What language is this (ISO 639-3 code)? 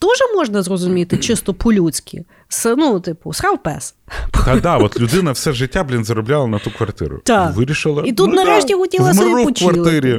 ukr